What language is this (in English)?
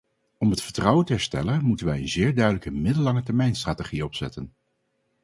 Dutch